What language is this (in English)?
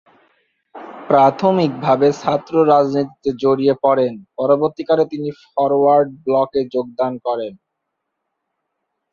Bangla